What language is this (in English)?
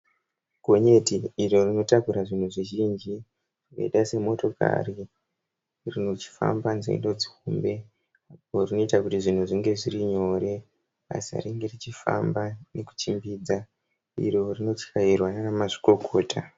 Shona